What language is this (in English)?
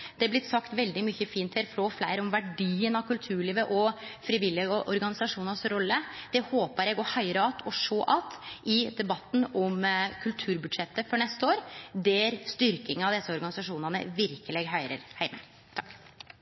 Norwegian Nynorsk